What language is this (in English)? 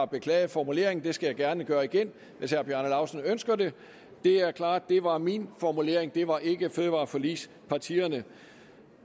Danish